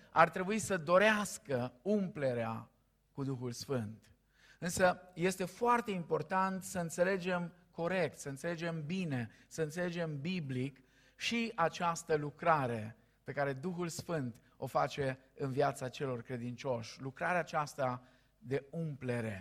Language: Romanian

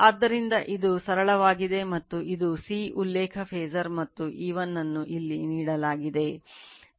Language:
Kannada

